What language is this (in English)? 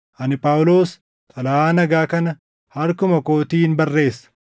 Oromo